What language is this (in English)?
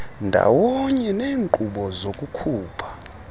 Xhosa